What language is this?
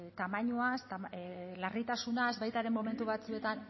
Basque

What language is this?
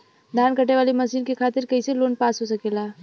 Bhojpuri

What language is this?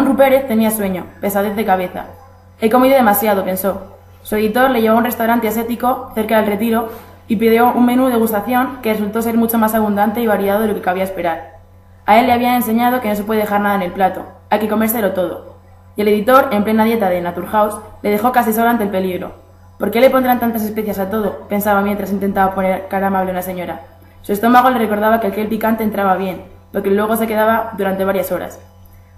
Spanish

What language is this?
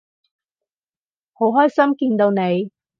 Cantonese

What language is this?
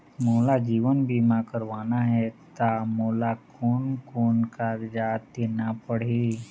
Chhattisgarhi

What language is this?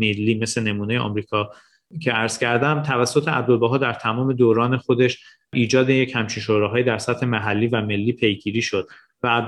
Persian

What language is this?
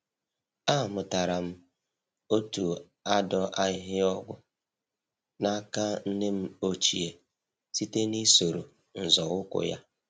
Igbo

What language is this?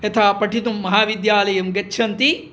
Sanskrit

